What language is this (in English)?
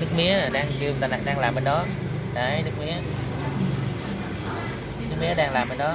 Vietnamese